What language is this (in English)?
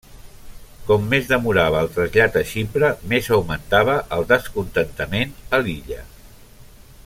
Catalan